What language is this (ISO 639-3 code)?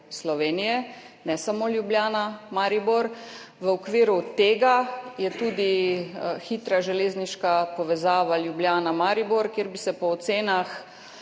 slv